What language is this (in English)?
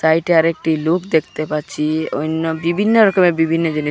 Bangla